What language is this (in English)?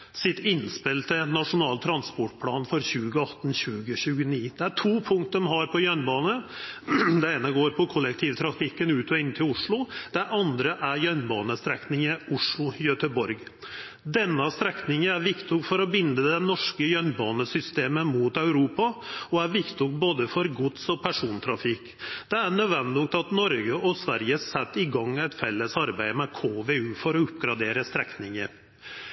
Norwegian Nynorsk